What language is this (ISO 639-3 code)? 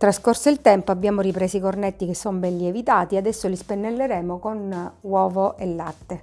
ita